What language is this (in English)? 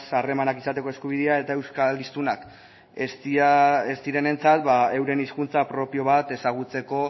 Basque